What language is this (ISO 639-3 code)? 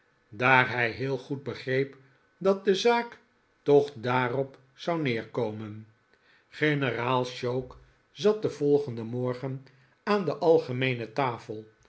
nld